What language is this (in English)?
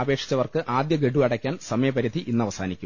Malayalam